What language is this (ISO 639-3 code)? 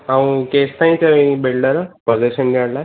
snd